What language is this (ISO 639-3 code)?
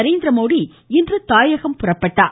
tam